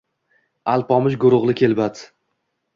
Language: Uzbek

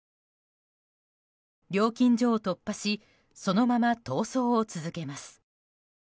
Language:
Japanese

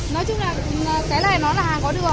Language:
Vietnamese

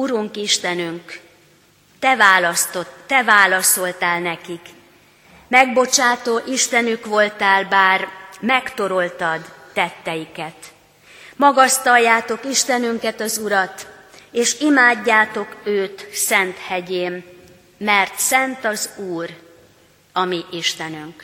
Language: Hungarian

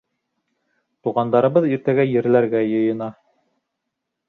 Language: Bashkir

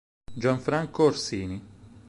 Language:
Italian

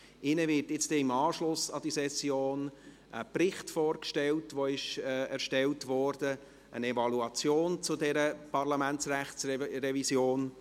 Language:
Swiss German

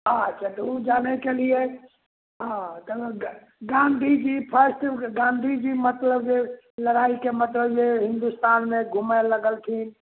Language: Maithili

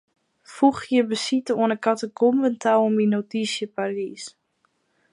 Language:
Western Frisian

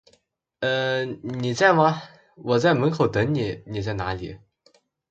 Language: Chinese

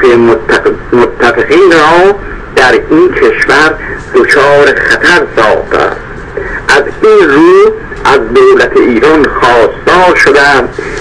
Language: Persian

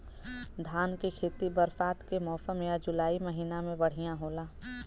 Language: Bhojpuri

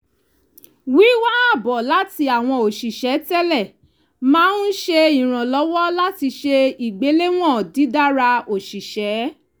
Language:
Yoruba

